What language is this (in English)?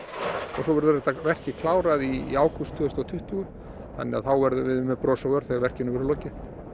Icelandic